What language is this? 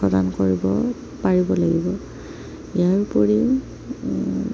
Assamese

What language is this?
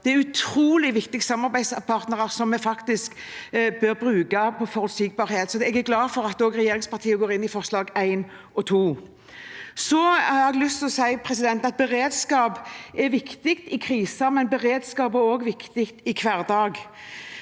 Norwegian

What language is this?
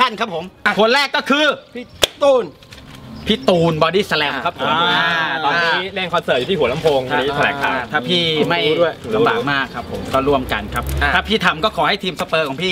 Thai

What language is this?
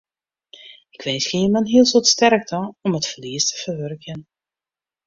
Western Frisian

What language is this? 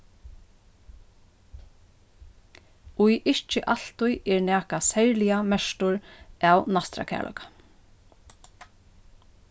Faroese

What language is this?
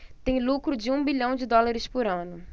Portuguese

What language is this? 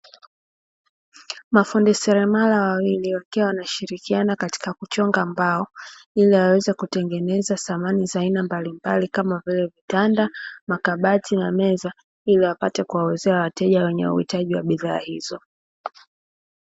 Swahili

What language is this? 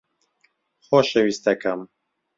Central Kurdish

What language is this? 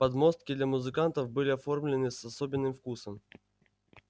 Russian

